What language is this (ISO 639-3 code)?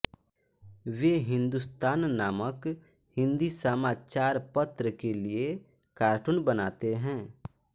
hin